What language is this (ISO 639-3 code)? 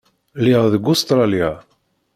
kab